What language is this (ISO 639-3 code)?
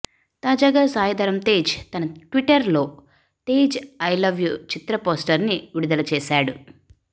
tel